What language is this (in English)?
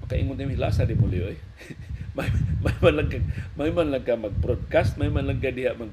Filipino